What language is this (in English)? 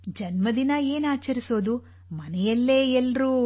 Kannada